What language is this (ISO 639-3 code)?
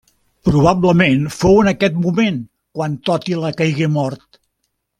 cat